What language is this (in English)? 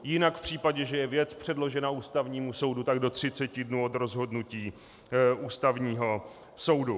Czech